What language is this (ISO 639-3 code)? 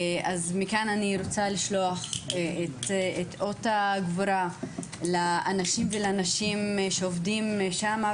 heb